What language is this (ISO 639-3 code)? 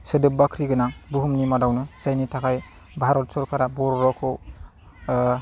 brx